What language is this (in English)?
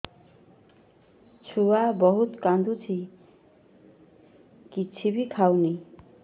Odia